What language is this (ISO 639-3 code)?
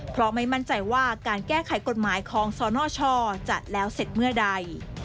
tha